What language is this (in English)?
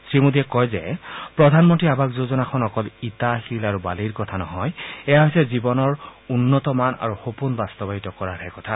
Assamese